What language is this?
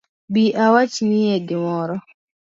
Luo (Kenya and Tanzania)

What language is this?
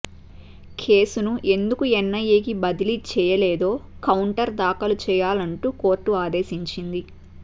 Telugu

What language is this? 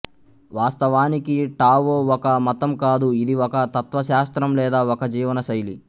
Telugu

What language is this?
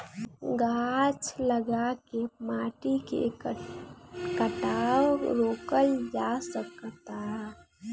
Bhojpuri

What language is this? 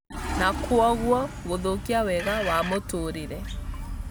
Kikuyu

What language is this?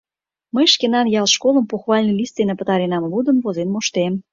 Mari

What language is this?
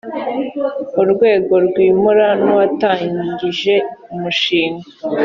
Kinyarwanda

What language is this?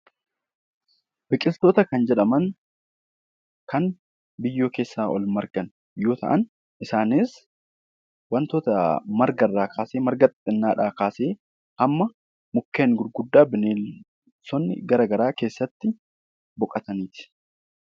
Oromo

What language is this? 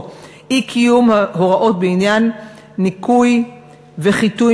Hebrew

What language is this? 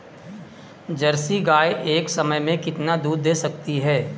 Hindi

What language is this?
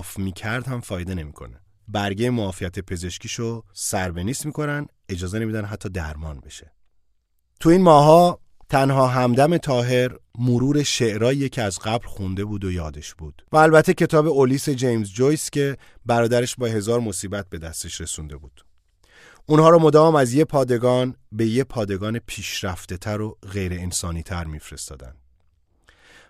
Persian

